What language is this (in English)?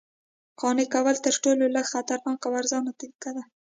Pashto